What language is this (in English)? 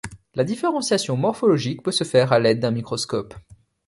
French